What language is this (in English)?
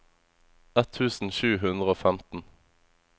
Norwegian